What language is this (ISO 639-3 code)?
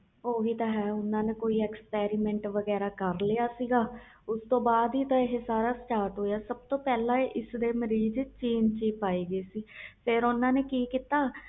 pan